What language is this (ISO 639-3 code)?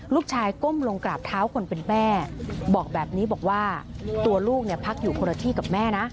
tha